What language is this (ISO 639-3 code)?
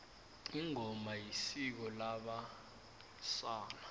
nbl